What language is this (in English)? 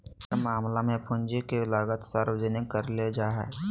Magahi